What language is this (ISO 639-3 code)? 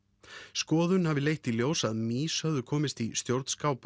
isl